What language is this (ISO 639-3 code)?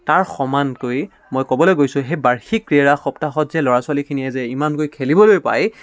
asm